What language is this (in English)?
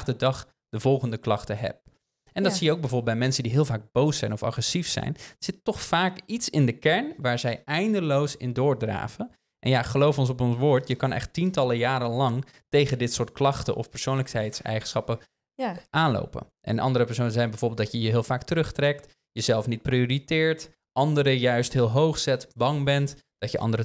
Dutch